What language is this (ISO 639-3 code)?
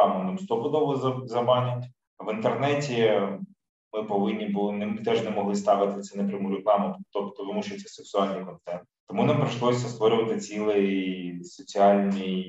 ukr